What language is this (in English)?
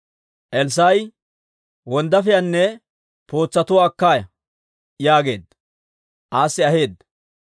Dawro